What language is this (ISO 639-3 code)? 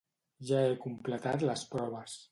cat